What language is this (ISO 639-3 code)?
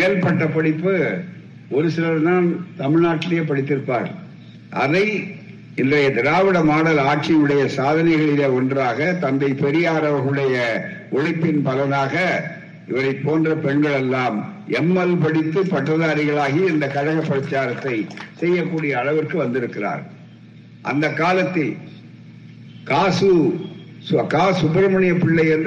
tam